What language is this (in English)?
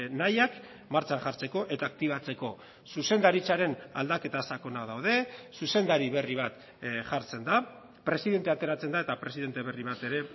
Basque